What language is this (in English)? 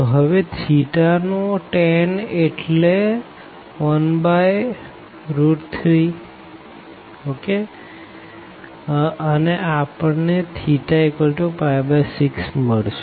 Gujarati